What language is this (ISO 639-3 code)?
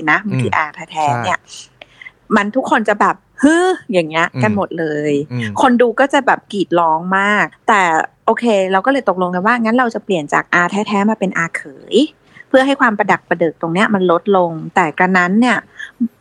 tha